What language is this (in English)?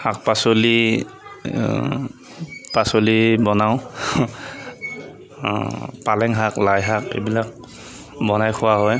Assamese